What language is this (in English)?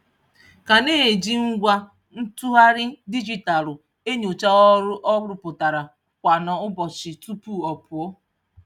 Igbo